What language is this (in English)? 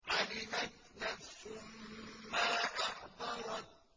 Arabic